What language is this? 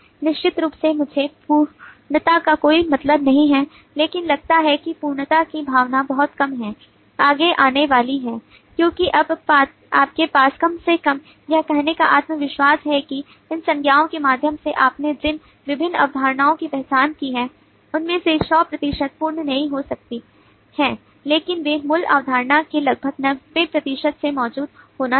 Hindi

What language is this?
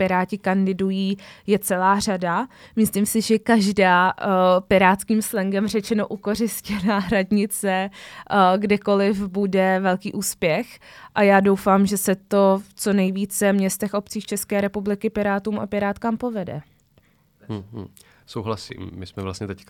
Czech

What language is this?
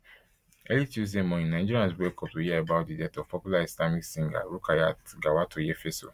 Nigerian Pidgin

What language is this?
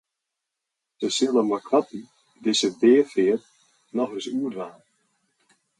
Western Frisian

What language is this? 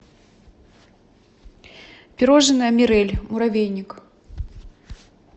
Russian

